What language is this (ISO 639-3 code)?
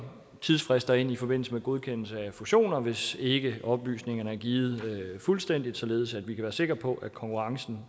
dan